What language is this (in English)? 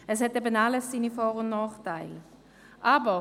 Swiss German